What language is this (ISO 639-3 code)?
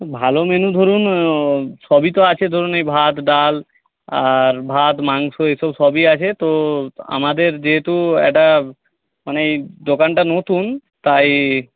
ben